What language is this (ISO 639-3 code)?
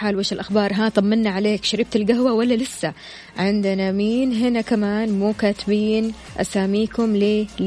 ara